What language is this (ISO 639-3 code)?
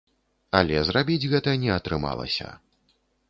bel